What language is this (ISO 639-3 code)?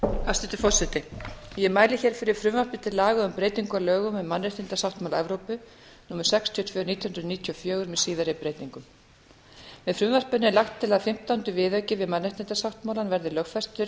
isl